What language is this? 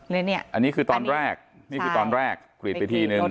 Thai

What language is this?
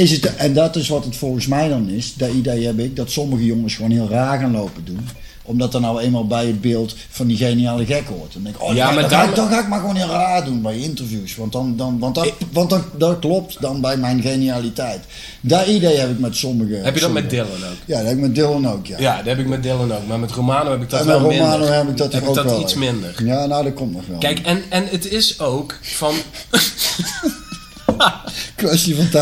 Dutch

